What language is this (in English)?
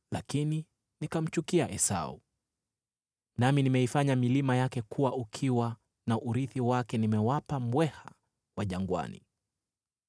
Swahili